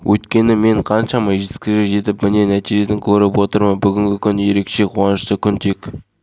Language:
Kazakh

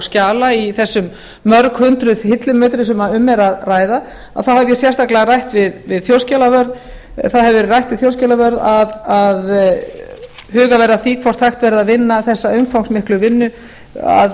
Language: Icelandic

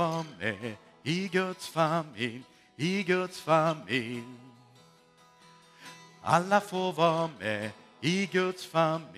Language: Swedish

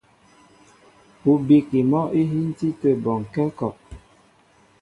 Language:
Mbo (Cameroon)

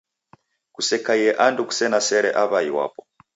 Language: Taita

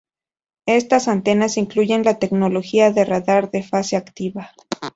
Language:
Spanish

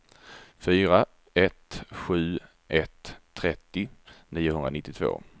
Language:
Swedish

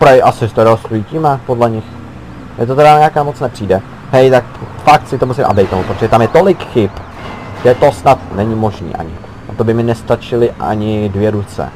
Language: Czech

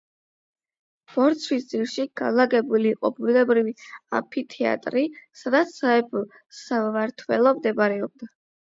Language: Georgian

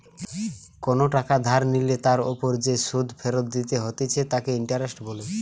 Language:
Bangla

